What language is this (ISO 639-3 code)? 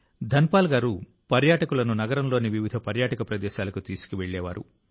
tel